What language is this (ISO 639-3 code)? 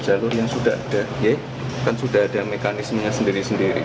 ind